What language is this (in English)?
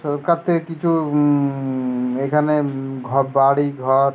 Bangla